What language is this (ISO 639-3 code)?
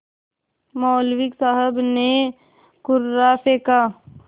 hin